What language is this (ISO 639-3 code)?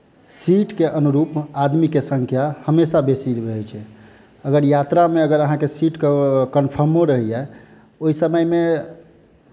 mai